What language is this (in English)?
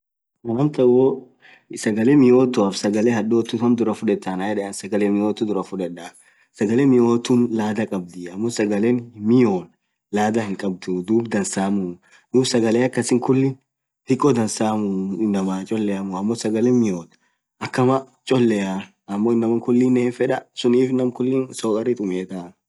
Orma